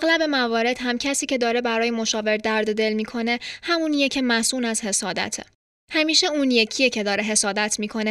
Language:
Persian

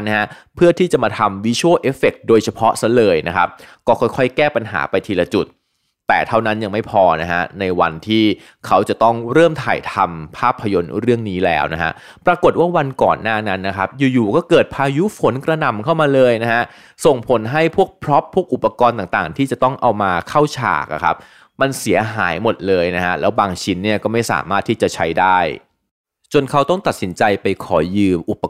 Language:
Thai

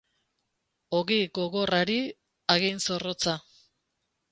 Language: Basque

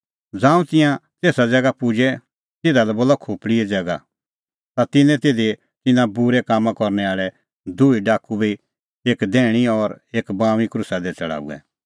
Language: Kullu Pahari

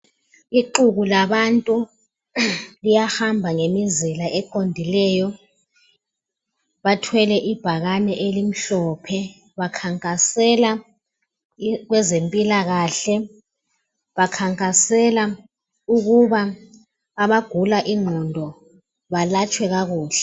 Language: North Ndebele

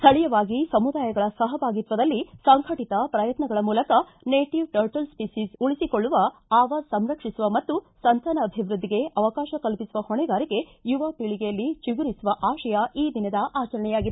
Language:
Kannada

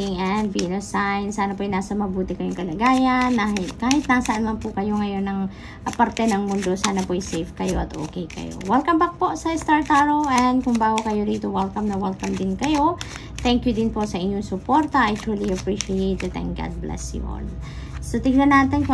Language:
Filipino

